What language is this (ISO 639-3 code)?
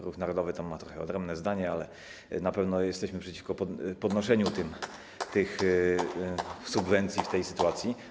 pol